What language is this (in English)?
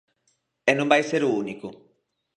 Galician